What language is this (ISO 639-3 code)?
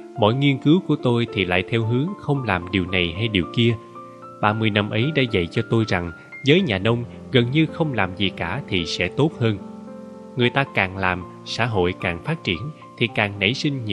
vie